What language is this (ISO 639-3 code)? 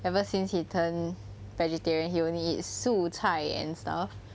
eng